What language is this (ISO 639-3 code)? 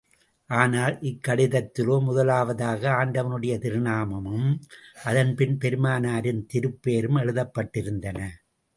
tam